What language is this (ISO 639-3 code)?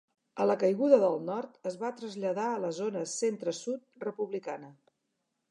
cat